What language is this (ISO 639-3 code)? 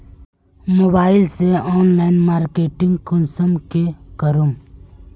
mag